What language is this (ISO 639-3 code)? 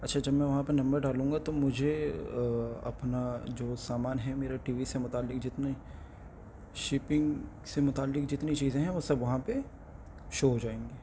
urd